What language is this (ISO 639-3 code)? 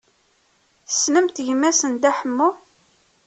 kab